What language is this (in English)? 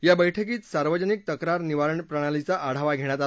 Marathi